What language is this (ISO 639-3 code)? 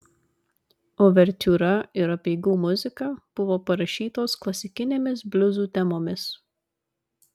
lit